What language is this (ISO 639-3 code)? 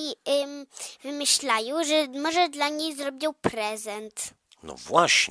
pol